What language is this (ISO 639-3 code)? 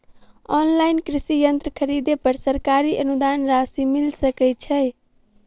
mai